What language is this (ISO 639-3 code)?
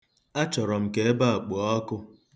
ibo